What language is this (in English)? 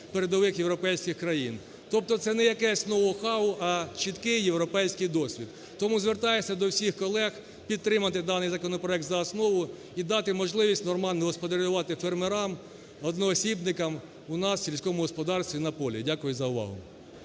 Ukrainian